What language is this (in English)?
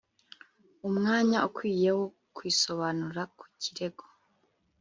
Kinyarwanda